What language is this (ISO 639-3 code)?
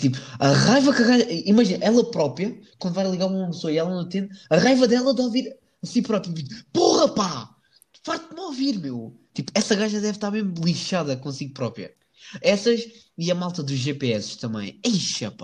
por